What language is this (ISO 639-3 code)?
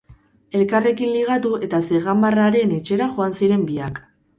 eus